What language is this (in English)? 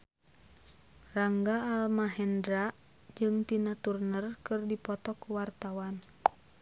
Sundanese